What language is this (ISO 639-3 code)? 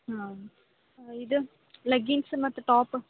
kan